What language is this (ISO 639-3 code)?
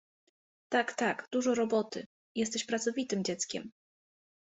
pol